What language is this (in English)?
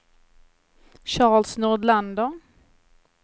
Swedish